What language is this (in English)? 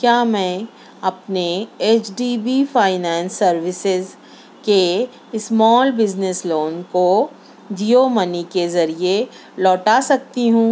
Urdu